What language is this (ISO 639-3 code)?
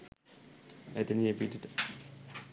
sin